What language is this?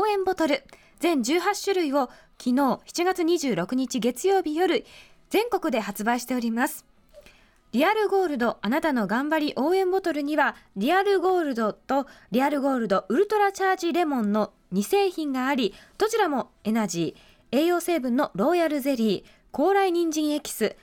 Japanese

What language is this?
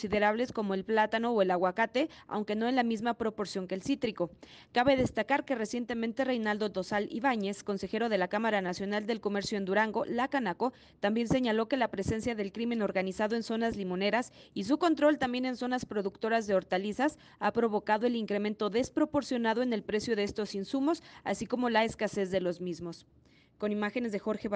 Spanish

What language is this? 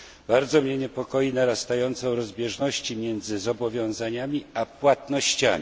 Polish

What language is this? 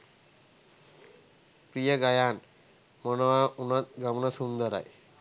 Sinhala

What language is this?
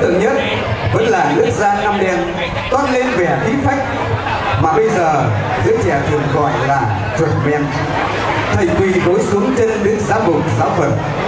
Vietnamese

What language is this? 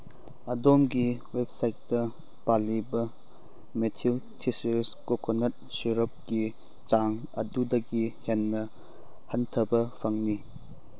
Manipuri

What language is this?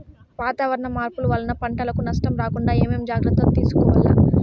Telugu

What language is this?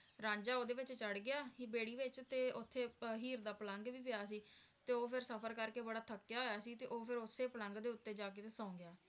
Punjabi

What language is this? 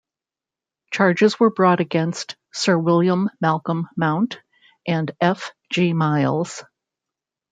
English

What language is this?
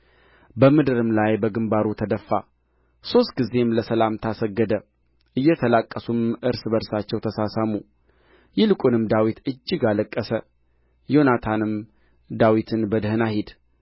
Amharic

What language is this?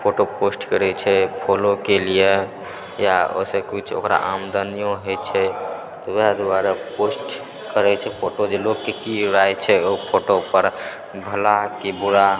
Maithili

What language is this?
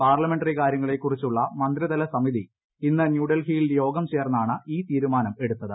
Malayalam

